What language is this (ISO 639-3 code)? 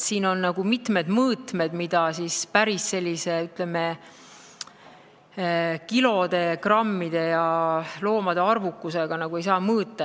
est